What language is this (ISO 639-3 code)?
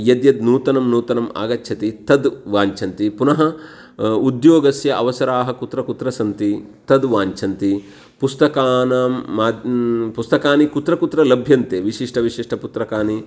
san